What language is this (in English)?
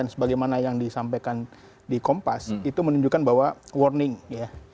Indonesian